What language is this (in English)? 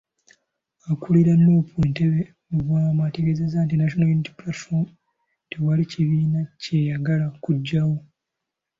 Ganda